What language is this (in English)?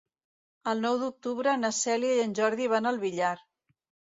Catalan